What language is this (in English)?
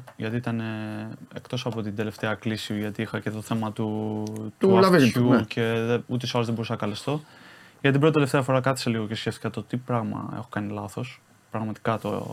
Greek